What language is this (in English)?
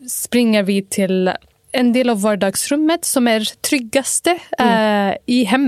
Swedish